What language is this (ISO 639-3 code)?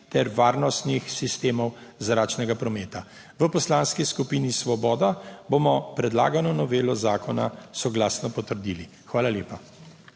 slv